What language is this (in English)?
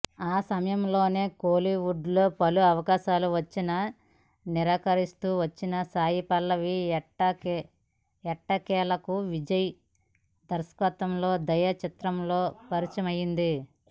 Telugu